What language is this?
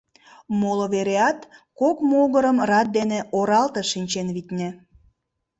Mari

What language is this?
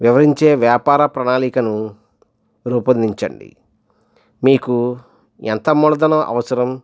Telugu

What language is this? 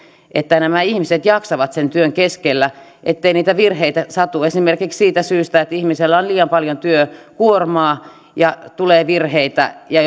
Finnish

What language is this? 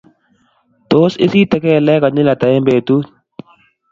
Kalenjin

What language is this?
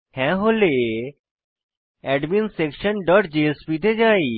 Bangla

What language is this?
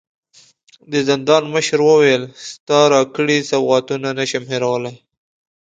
Pashto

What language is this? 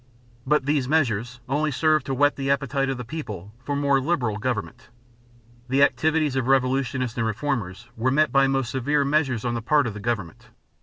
English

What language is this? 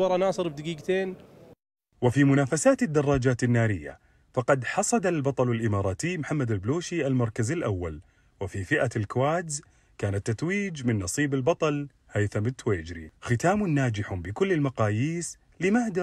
Arabic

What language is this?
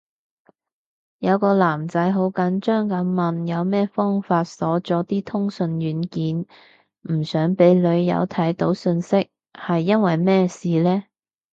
Cantonese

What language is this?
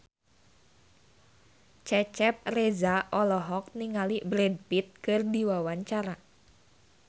Sundanese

